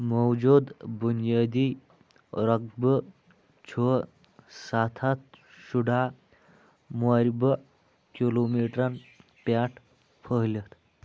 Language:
Kashmiri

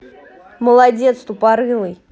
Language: Russian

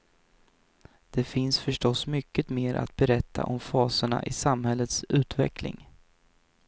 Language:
Swedish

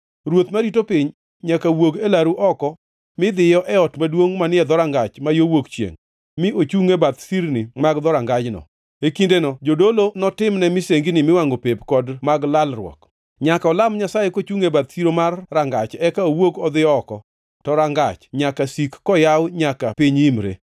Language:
Luo (Kenya and Tanzania)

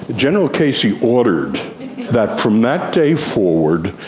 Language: English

